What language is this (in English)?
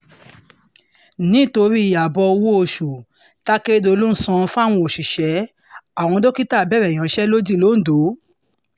Yoruba